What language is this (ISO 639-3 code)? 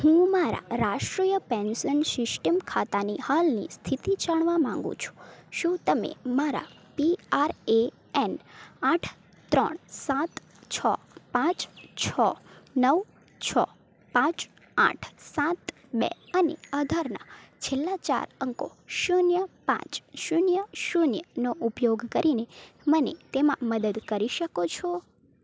guj